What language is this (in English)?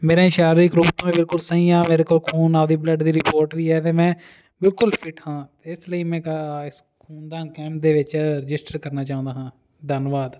Punjabi